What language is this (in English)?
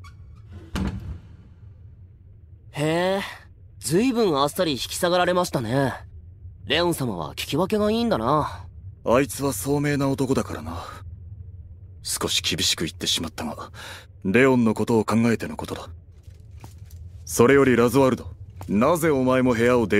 Japanese